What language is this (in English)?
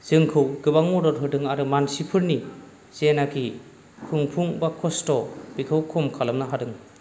Bodo